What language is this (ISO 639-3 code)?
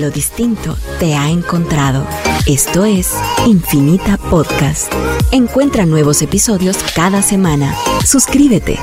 spa